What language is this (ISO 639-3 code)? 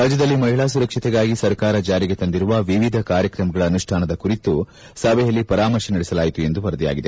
kan